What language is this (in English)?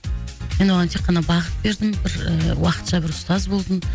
Kazakh